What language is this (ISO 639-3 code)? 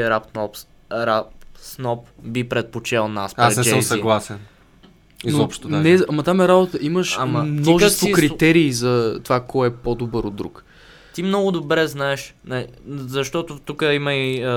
bul